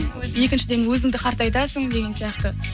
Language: Kazakh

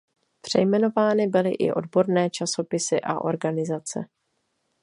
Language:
Czech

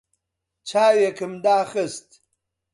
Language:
Central Kurdish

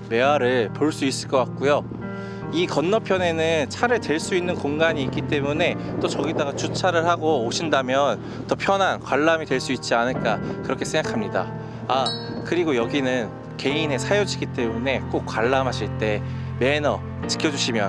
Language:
Korean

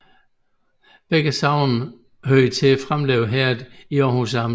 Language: Danish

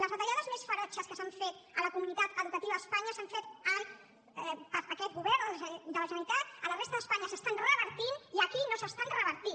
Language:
Catalan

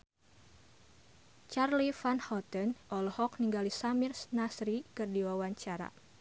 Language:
Sundanese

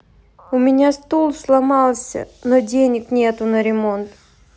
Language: Russian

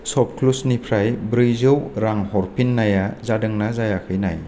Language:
Bodo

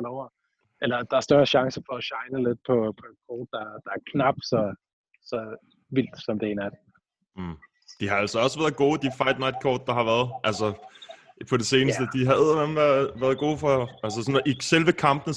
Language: Danish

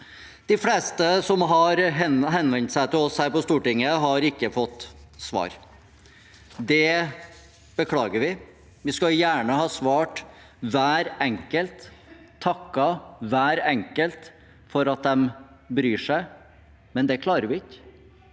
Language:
Norwegian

